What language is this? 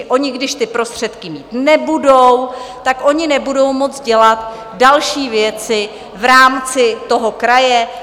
Czech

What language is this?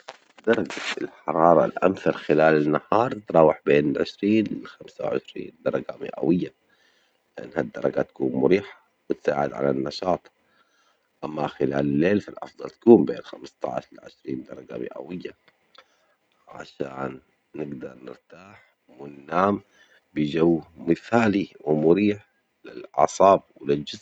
Omani Arabic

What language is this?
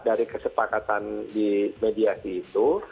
Indonesian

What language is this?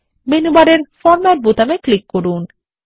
Bangla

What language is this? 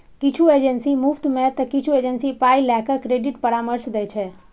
Maithili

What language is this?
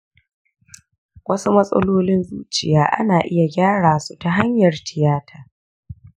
Hausa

